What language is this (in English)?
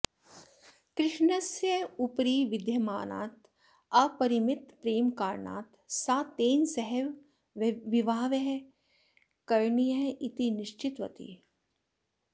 Sanskrit